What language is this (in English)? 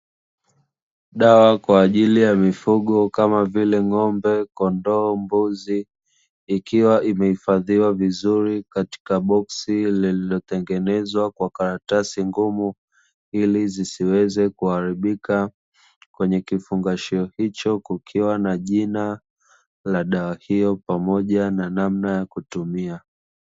Swahili